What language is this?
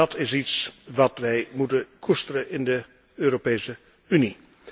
Dutch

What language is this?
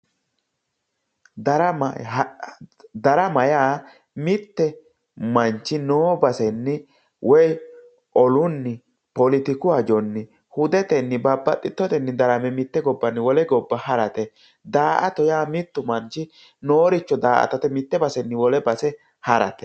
Sidamo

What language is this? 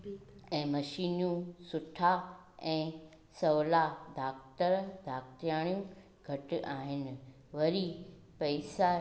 Sindhi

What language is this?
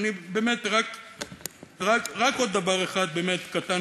Hebrew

